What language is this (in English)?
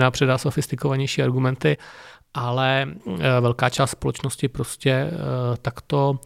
Czech